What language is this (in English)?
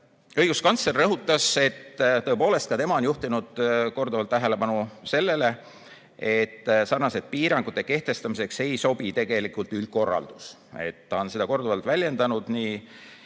Estonian